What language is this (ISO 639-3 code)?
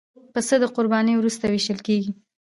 pus